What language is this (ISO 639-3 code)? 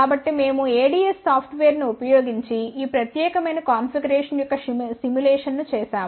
tel